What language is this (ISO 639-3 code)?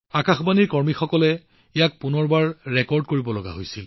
asm